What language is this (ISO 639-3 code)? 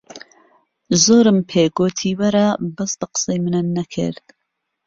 ckb